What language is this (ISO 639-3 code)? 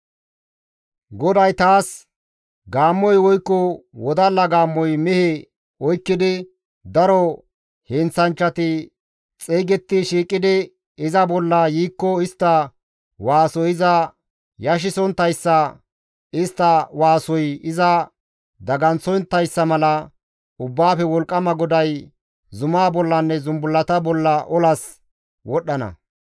gmv